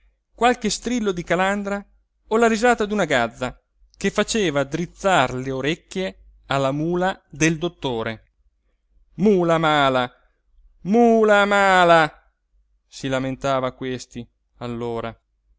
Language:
Italian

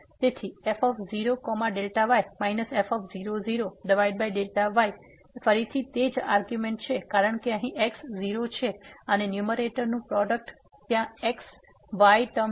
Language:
Gujarati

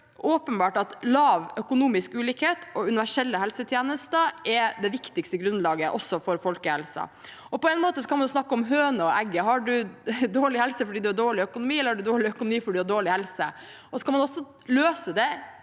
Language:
Norwegian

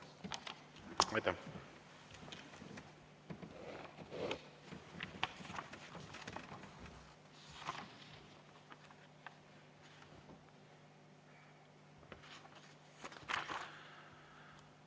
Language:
Estonian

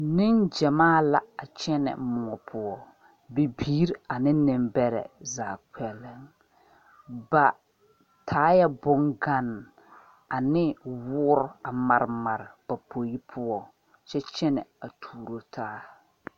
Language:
Southern Dagaare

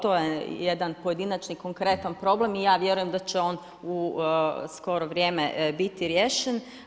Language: Croatian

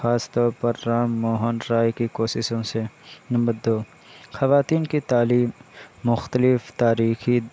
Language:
Urdu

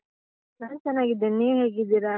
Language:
Kannada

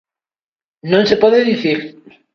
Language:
Galician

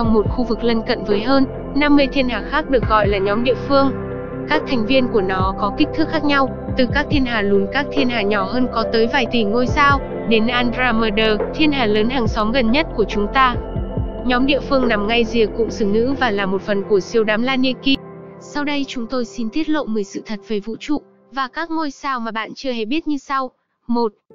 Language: Vietnamese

